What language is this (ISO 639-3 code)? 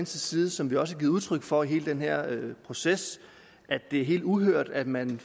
dan